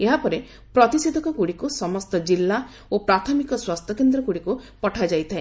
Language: Odia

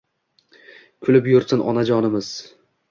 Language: Uzbek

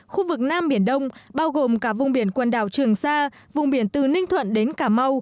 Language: Vietnamese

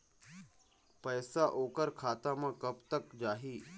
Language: Chhattisgarhi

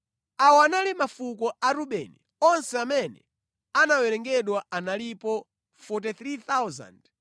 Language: Nyanja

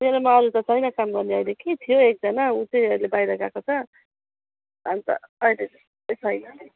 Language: Nepali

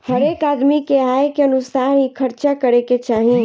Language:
Bhojpuri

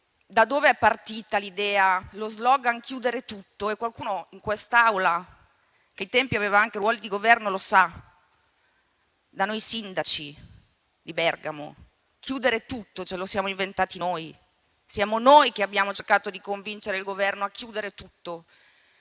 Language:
Italian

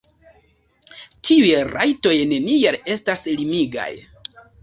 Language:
Esperanto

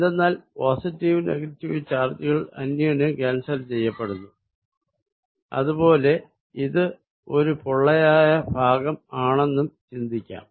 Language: Malayalam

